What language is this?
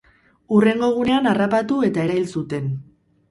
Basque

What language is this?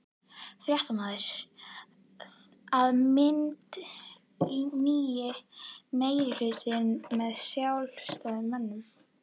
Icelandic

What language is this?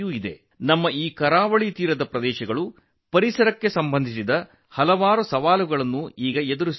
Kannada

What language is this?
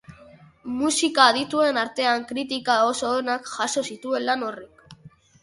Basque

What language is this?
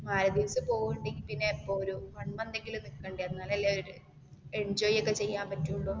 Malayalam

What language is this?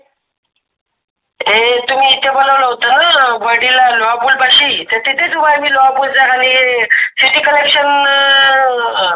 Marathi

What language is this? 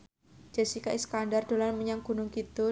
Javanese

